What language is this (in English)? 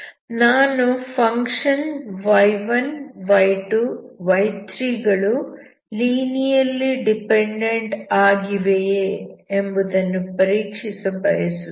Kannada